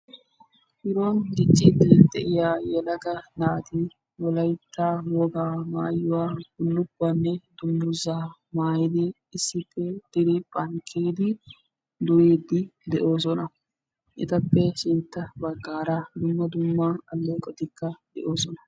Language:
Wolaytta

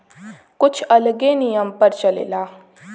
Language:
Bhojpuri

